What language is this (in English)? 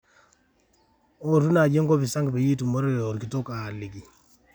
Masai